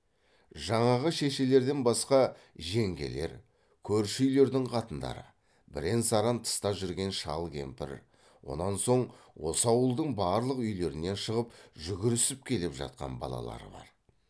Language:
Kazakh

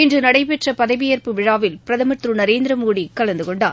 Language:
Tamil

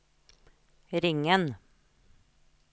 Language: Norwegian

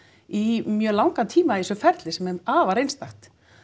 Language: Icelandic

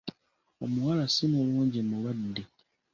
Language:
Ganda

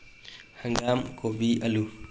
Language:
Manipuri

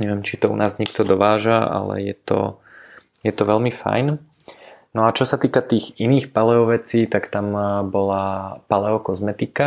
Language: Slovak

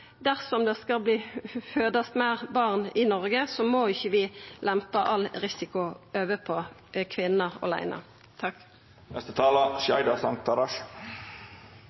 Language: Norwegian Nynorsk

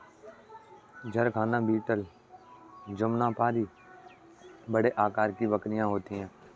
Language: Hindi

